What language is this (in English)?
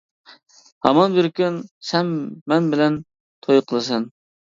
Uyghur